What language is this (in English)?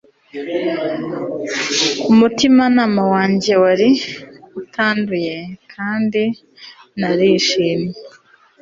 Kinyarwanda